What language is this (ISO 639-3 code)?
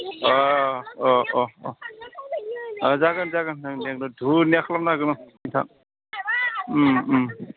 brx